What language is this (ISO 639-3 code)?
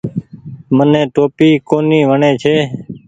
gig